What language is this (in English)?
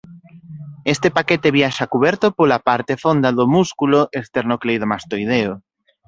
Galician